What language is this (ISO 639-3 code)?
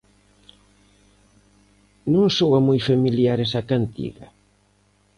glg